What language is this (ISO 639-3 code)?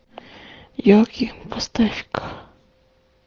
rus